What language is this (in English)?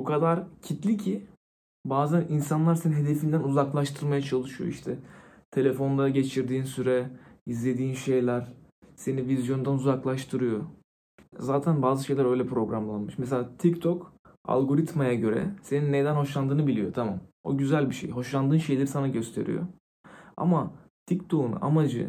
Turkish